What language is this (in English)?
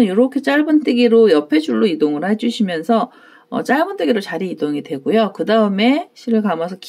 Korean